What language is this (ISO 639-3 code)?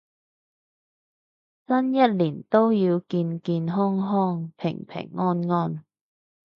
yue